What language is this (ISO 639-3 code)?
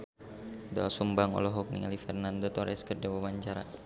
sun